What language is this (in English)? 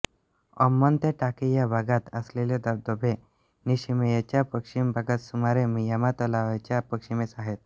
Marathi